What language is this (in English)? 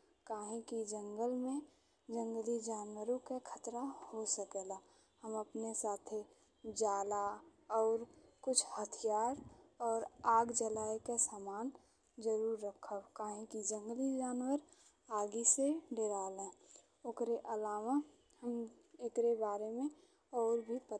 Bhojpuri